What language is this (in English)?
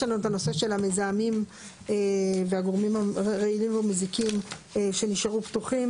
Hebrew